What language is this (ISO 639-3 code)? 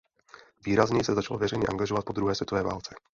ces